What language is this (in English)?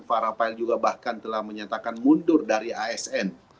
Indonesian